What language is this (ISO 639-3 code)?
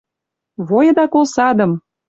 mrj